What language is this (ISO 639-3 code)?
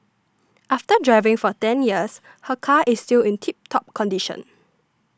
eng